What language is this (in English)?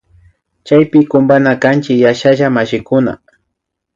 Imbabura Highland Quichua